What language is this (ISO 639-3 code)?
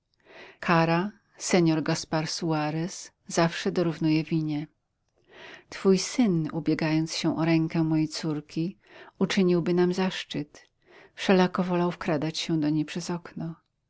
pol